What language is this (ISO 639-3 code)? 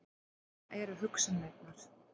isl